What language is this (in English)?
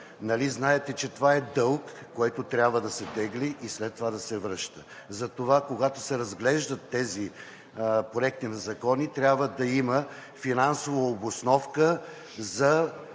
Bulgarian